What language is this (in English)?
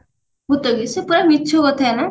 Odia